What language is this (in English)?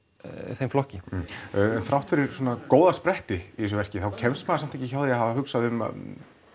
Icelandic